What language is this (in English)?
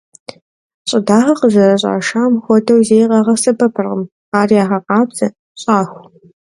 Kabardian